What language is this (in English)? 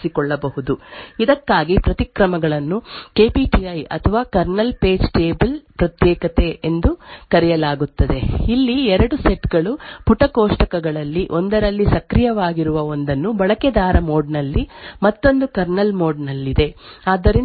Kannada